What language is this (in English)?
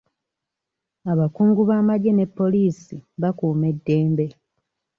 Ganda